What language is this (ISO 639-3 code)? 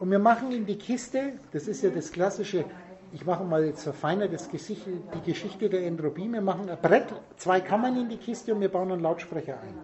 deu